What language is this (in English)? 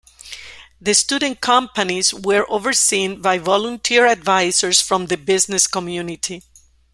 English